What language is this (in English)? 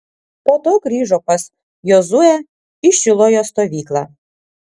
Lithuanian